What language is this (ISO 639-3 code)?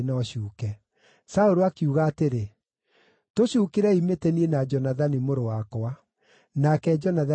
kik